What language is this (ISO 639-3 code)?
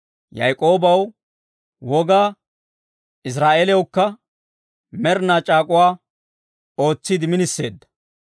dwr